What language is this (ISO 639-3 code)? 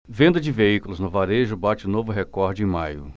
por